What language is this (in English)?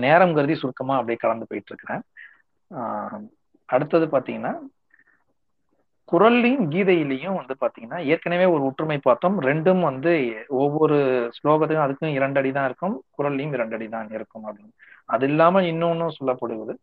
Tamil